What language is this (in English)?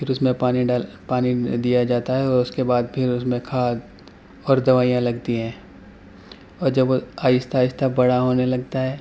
Urdu